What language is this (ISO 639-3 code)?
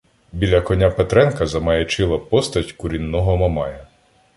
ukr